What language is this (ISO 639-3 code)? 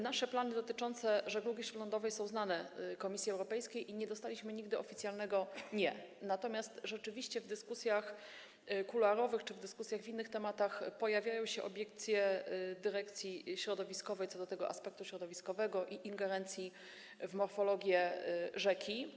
pol